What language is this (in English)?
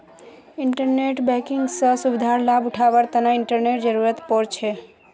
Magahi